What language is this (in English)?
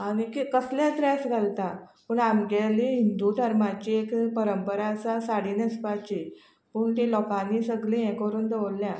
Konkani